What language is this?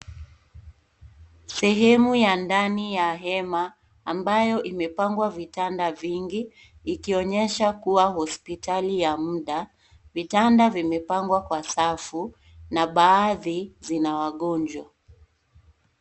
Swahili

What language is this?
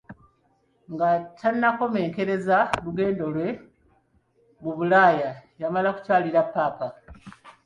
Ganda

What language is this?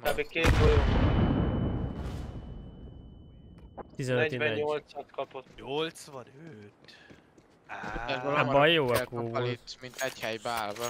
Hungarian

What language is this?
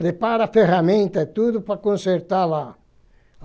Portuguese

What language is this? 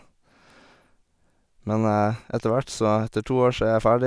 Norwegian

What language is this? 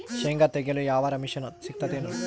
Kannada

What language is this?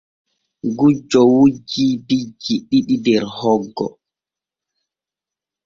Borgu Fulfulde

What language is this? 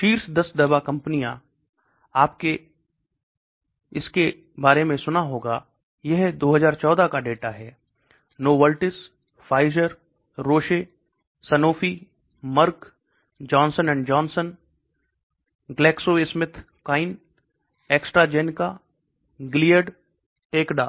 Hindi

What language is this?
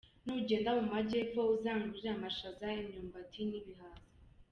Kinyarwanda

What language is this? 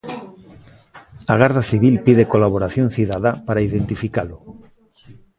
Galician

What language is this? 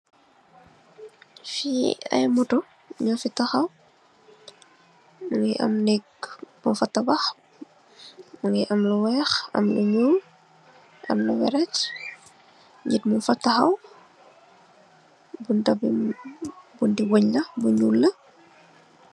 Wolof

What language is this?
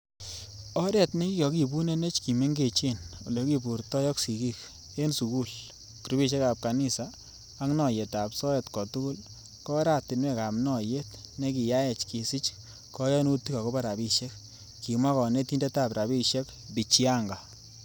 Kalenjin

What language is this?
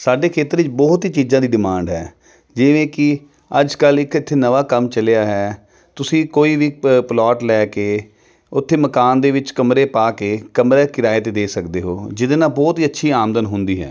Punjabi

